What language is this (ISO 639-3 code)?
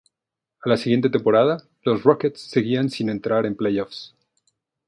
spa